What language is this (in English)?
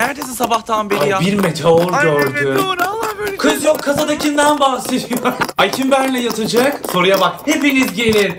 Turkish